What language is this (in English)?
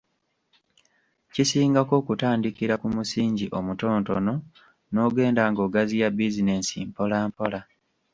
Ganda